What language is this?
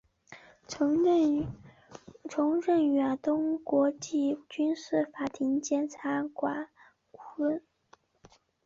Chinese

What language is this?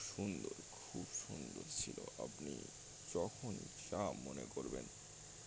Bangla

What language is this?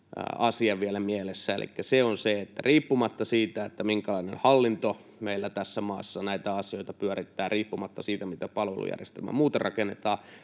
Finnish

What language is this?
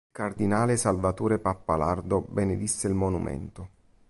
Italian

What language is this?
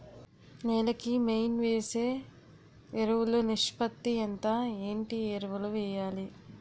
Telugu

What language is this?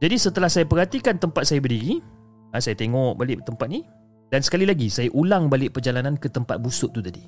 Malay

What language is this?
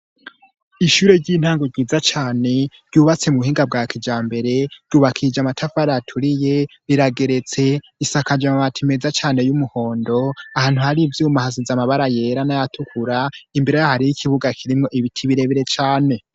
Rundi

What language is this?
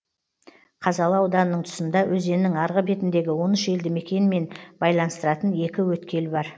Kazakh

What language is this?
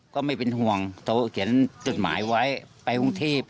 Thai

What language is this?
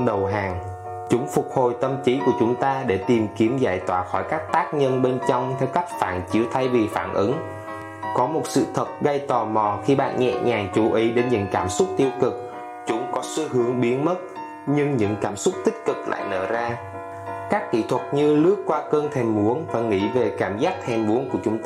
Vietnamese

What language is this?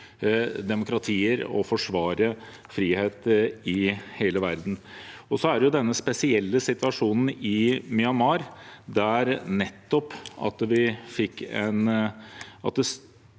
Norwegian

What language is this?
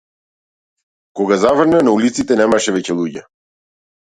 Macedonian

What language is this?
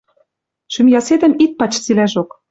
Western Mari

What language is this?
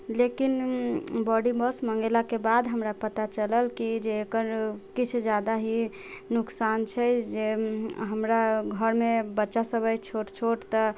Maithili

